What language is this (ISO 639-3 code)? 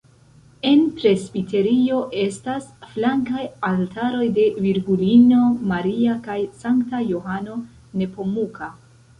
epo